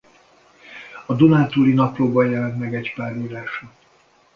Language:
Hungarian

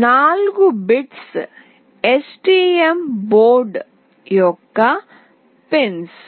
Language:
Telugu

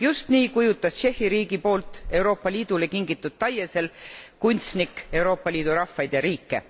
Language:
Estonian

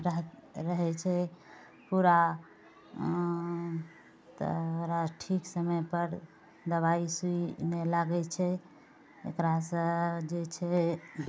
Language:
Maithili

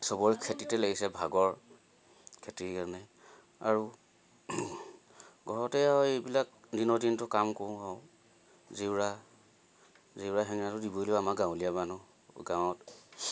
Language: Assamese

